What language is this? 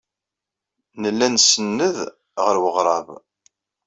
Kabyle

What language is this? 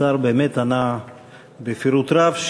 Hebrew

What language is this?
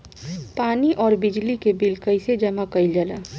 Bhojpuri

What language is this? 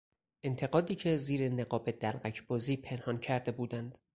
Persian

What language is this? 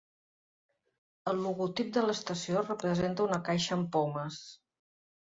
Catalan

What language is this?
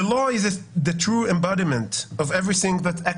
Hebrew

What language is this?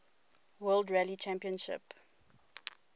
English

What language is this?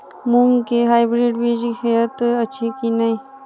Maithili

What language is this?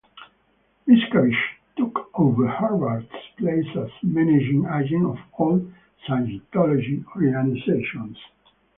English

